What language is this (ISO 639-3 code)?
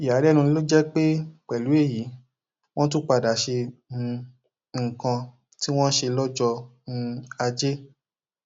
yor